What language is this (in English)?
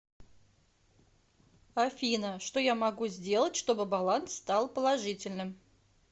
Russian